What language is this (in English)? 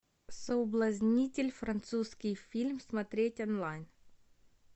Russian